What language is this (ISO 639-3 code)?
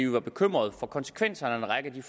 dan